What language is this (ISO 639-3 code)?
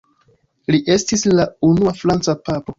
epo